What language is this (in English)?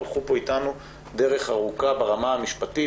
Hebrew